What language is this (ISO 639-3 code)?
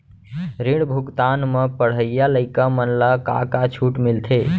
hne